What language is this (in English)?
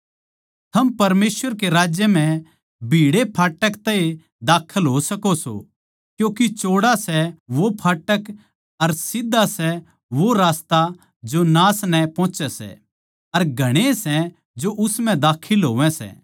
Haryanvi